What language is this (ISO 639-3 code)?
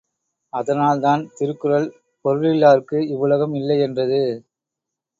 tam